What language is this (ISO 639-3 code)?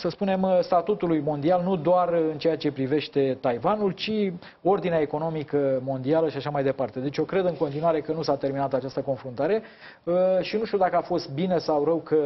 ron